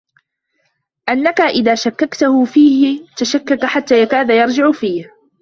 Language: Arabic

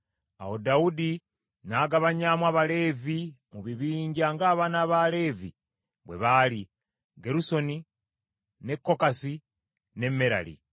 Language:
Ganda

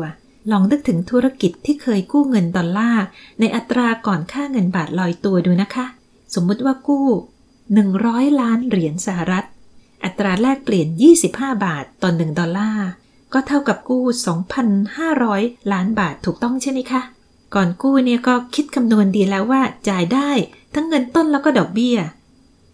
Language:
Thai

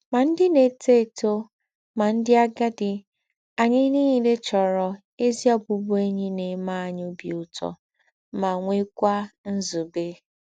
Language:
Igbo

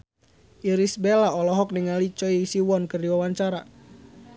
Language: Sundanese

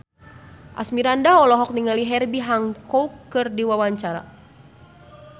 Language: Sundanese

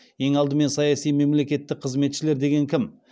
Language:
Kazakh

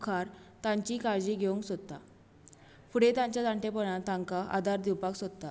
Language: Konkani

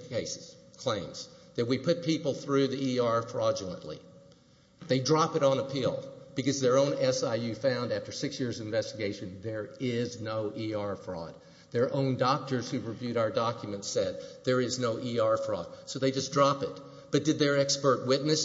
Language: English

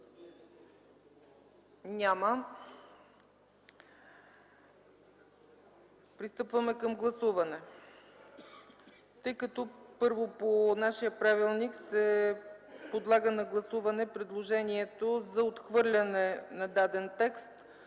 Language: Bulgarian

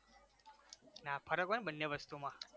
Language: Gujarati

